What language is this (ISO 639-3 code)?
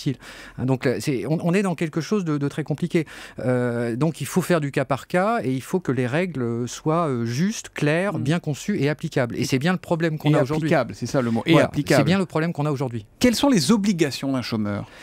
fra